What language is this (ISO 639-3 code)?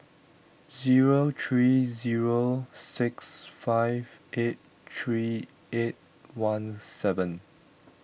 eng